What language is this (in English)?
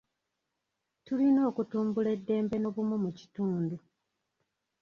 Ganda